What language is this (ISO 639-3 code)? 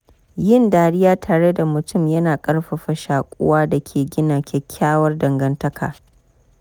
hau